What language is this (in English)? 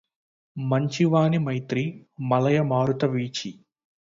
Telugu